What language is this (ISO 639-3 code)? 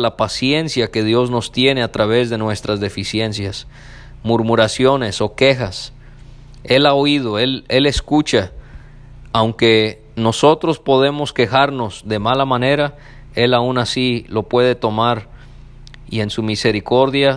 spa